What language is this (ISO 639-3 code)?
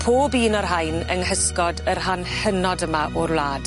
cym